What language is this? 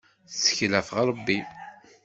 Kabyle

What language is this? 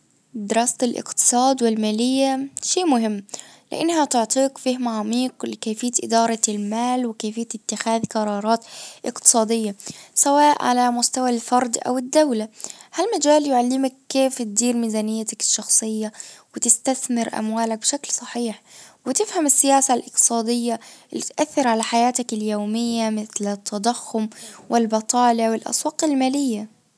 Najdi Arabic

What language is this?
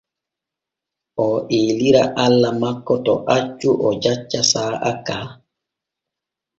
Borgu Fulfulde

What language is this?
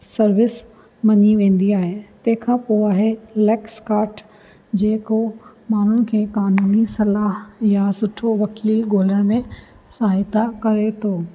Sindhi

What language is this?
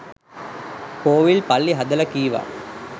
Sinhala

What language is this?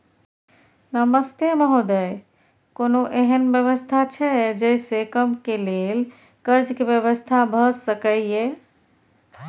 Maithili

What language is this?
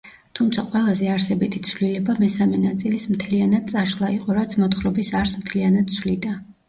Georgian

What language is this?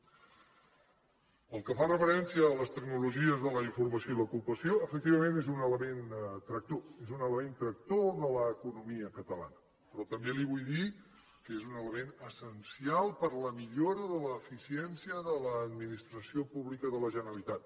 Catalan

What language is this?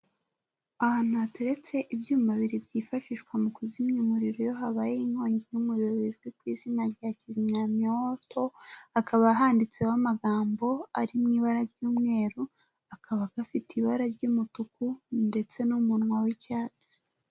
Kinyarwanda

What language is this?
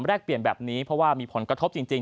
Thai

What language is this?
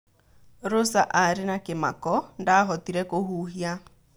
Kikuyu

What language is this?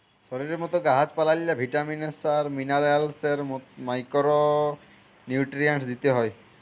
Bangla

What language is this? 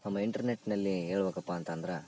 Kannada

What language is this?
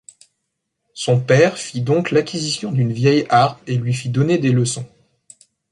French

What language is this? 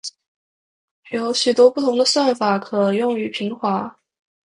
Chinese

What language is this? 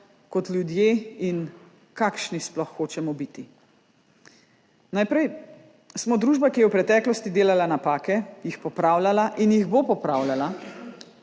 Slovenian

